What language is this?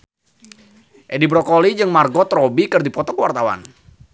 Sundanese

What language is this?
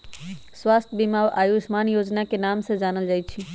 Magahi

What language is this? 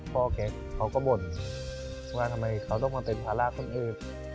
Thai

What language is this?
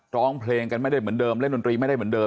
Thai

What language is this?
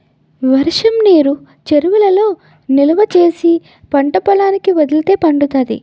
Telugu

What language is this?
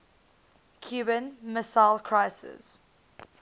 English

